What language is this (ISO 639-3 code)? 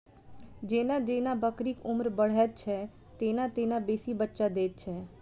mai